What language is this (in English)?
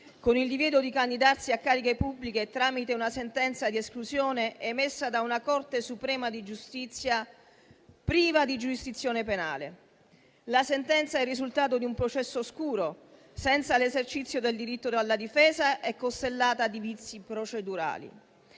Italian